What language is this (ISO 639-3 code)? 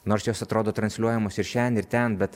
lit